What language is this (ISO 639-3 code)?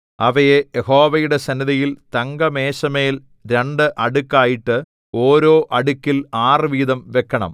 mal